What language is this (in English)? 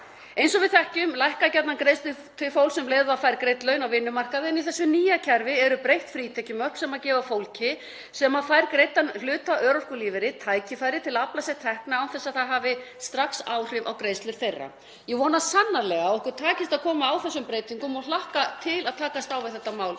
Icelandic